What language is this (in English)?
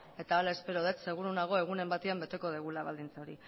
Basque